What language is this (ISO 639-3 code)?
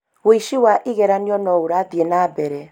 kik